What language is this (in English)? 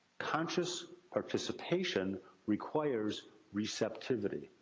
English